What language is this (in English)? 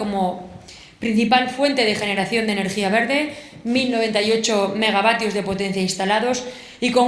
Spanish